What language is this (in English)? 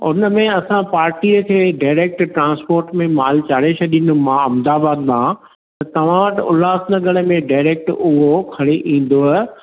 Sindhi